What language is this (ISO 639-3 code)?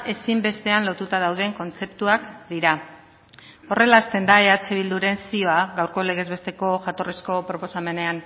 eus